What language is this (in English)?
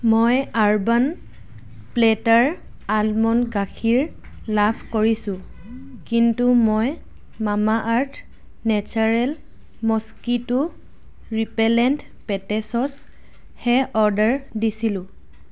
Assamese